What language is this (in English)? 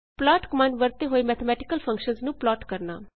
Punjabi